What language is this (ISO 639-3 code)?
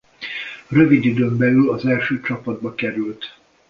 hun